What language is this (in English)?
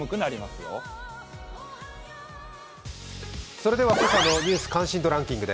Japanese